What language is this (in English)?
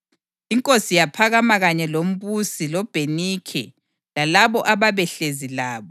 North Ndebele